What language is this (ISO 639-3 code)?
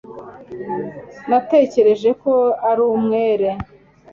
kin